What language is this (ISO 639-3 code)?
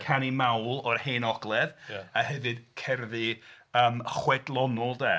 cym